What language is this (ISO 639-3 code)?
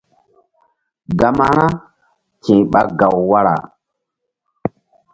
mdd